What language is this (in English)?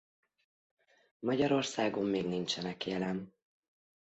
Hungarian